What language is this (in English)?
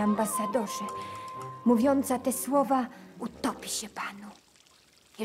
Polish